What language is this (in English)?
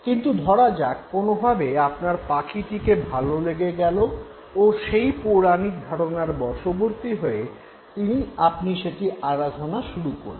Bangla